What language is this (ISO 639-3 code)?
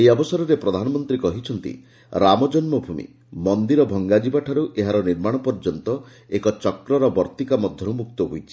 ori